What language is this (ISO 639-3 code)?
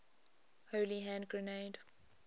eng